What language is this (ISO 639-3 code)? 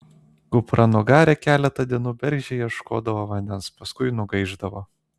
lit